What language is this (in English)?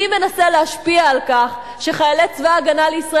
Hebrew